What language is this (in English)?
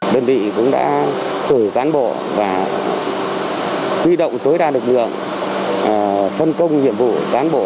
Vietnamese